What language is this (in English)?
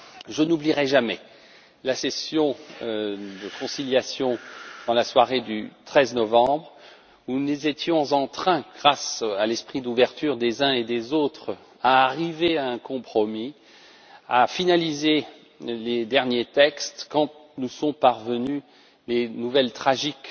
French